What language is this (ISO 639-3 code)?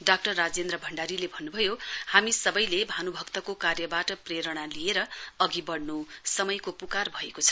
nep